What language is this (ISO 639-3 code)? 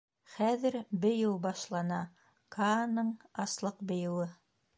bak